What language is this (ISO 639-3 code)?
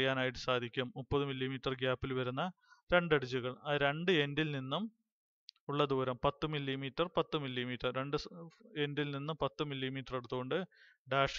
tur